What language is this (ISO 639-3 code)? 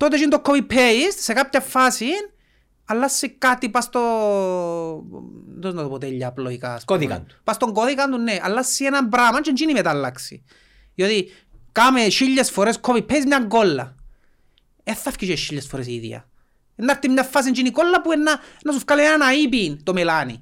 ell